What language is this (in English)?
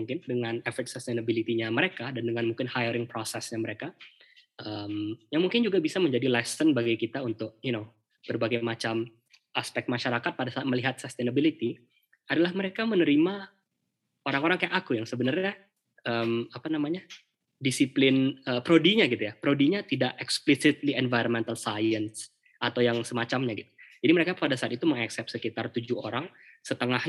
Indonesian